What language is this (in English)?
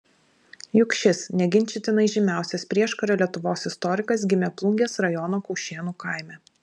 Lithuanian